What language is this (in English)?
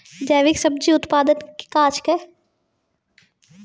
Maithili